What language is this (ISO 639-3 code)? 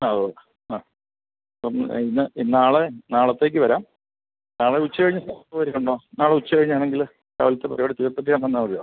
mal